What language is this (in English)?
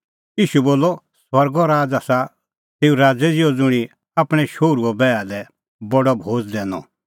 Kullu Pahari